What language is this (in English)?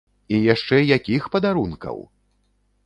Belarusian